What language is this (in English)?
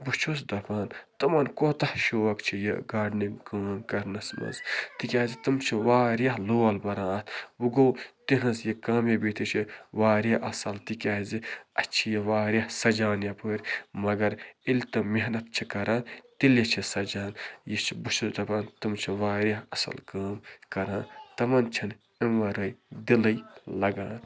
Kashmiri